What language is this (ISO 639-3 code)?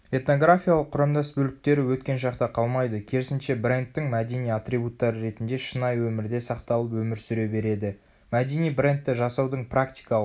kaz